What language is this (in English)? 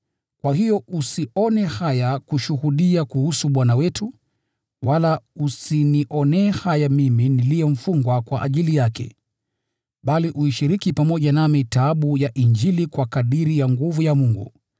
Swahili